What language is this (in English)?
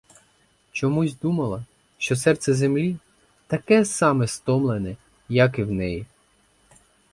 Ukrainian